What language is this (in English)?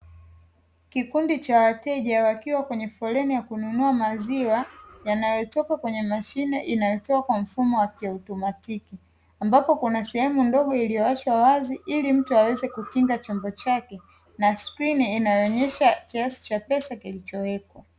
Swahili